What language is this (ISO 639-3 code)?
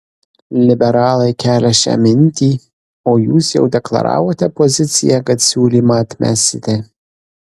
lit